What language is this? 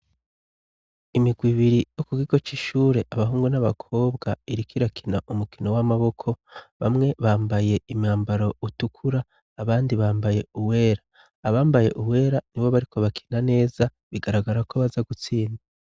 Rundi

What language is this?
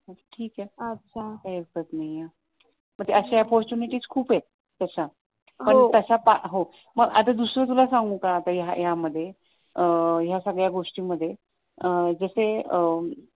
Marathi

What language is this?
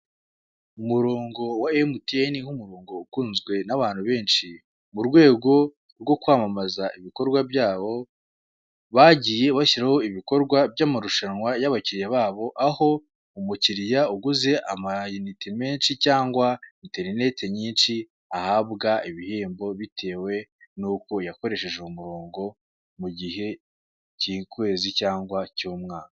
Kinyarwanda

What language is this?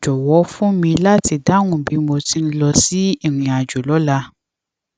Yoruba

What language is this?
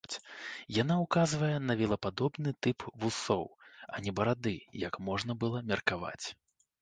Belarusian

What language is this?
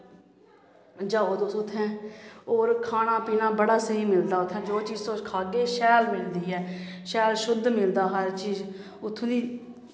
Dogri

